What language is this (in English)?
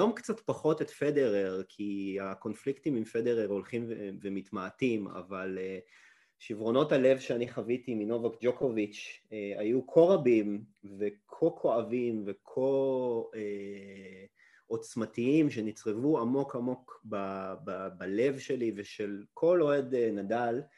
Hebrew